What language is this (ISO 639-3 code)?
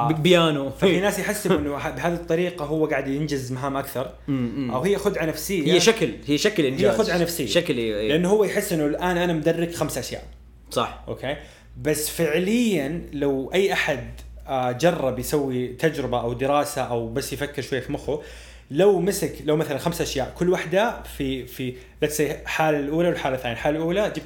ara